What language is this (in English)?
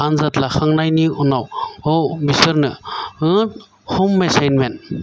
Bodo